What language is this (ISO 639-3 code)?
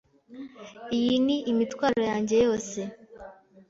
kin